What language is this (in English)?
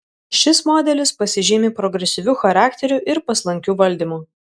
Lithuanian